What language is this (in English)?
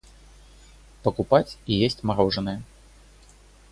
Russian